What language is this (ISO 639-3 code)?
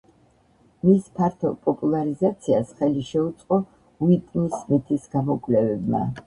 kat